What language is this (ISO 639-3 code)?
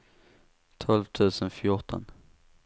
swe